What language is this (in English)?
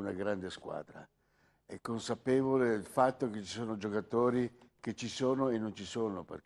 Italian